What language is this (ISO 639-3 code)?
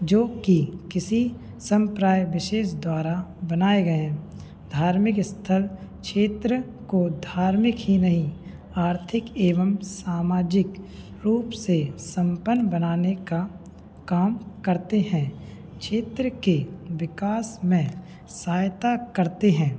hin